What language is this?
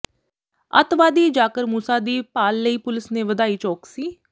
Punjabi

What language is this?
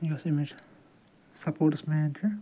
Kashmiri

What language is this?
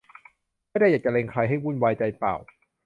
Thai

